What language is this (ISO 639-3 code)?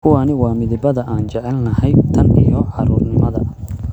som